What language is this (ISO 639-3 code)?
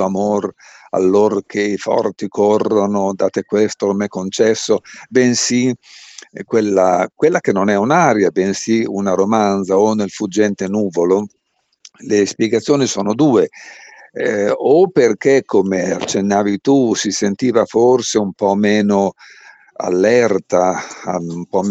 ita